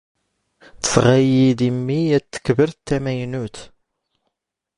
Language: Standard Moroccan Tamazight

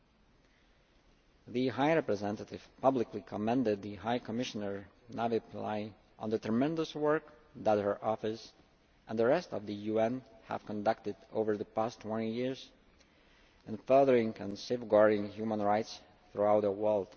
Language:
English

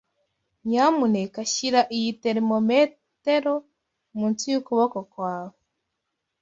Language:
Kinyarwanda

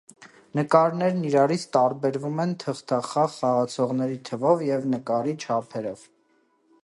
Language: Armenian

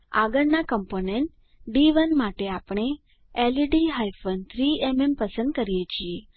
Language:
Gujarati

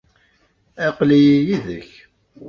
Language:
Kabyle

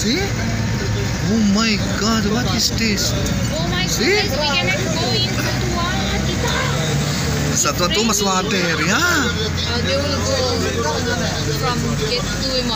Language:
Filipino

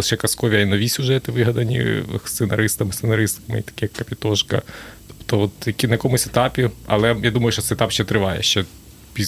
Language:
Ukrainian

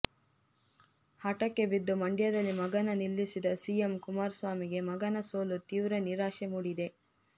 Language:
Kannada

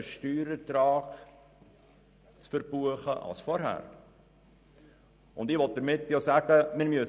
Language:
Swiss German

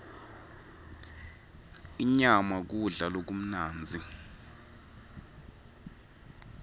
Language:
Swati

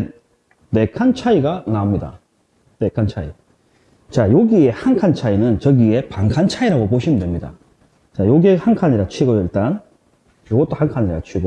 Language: Korean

